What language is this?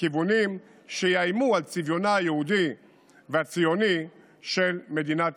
Hebrew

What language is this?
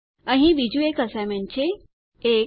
Gujarati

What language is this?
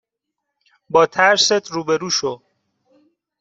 Persian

